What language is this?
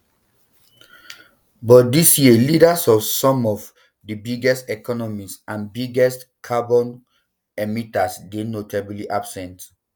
Nigerian Pidgin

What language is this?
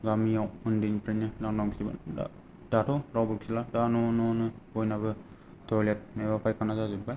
Bodo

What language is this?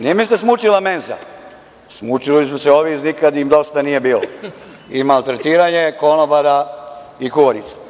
Serbian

